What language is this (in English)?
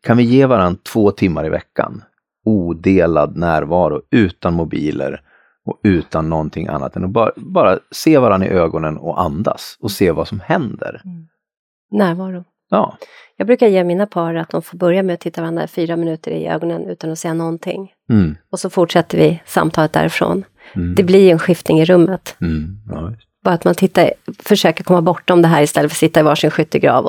Swedish